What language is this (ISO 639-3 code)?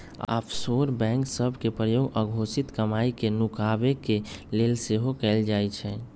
mag